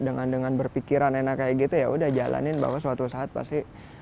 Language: Indonesian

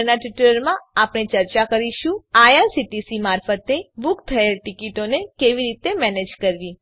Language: Gujarati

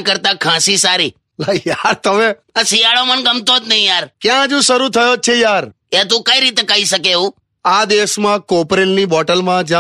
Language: Hindi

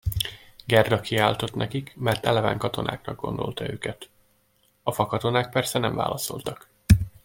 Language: Hungarian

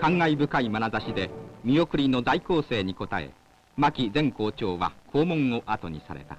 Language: Japanese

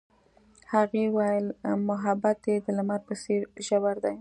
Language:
Pashto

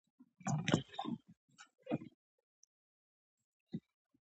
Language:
Pashto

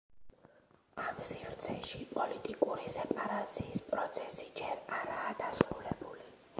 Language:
Georgian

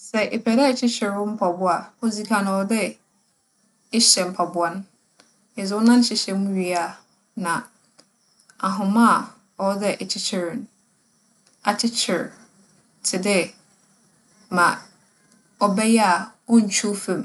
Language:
Akan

